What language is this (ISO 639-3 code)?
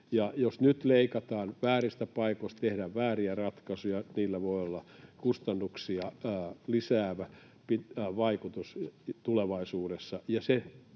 fin